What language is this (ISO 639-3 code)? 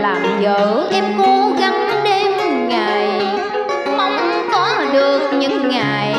vie